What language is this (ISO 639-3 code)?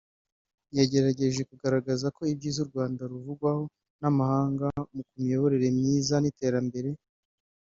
kin